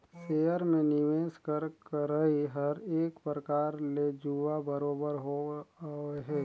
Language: Chhattisgarhi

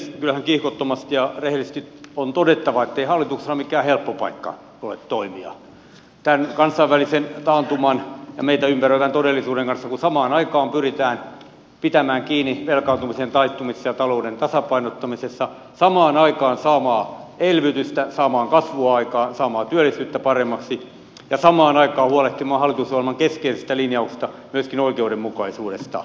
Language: Finnish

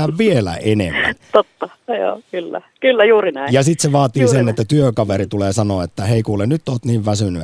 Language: Finnish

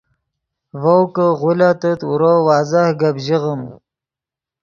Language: Yidgha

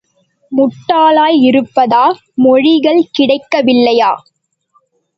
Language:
Tamil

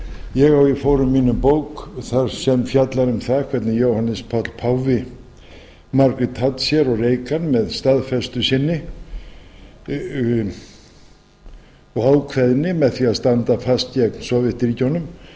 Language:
Icelandic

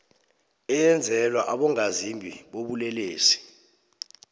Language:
South Ndebele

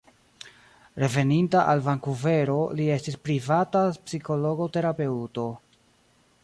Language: Esperanto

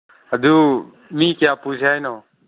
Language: Manipuri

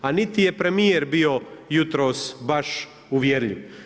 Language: Croatian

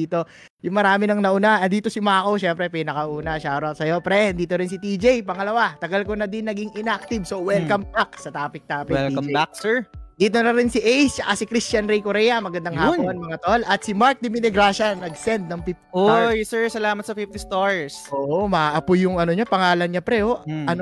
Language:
Filipino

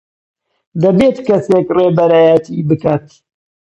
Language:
Central Kurdish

